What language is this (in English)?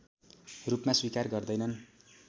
Nepali